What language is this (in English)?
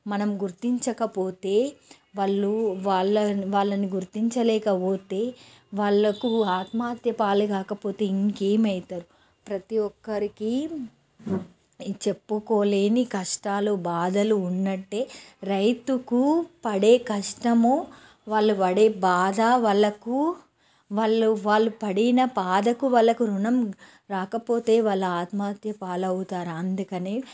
Telugu